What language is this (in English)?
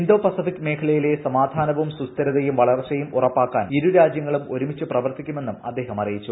Malayalam